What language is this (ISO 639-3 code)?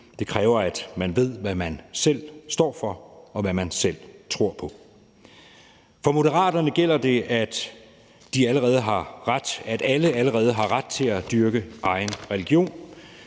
dan